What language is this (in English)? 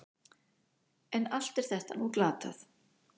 Icelandic